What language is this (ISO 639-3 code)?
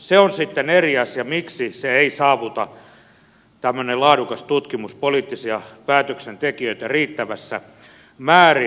fin